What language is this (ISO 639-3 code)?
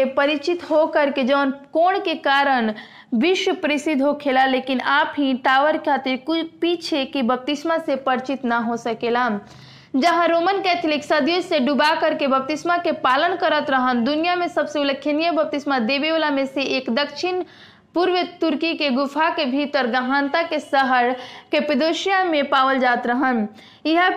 hin